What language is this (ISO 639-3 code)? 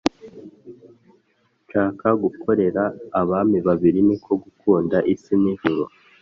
kin